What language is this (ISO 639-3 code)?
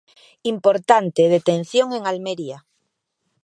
glg